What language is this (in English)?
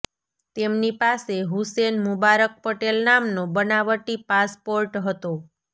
Gujarati